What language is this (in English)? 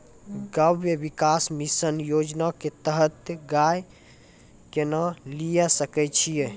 Maithili